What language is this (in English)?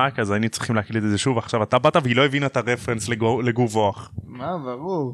Hebrew